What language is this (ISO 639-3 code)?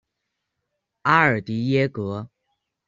zho